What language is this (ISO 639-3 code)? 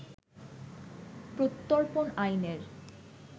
ben